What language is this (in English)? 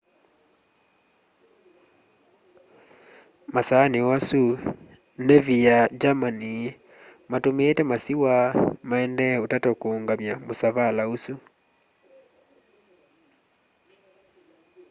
Kamba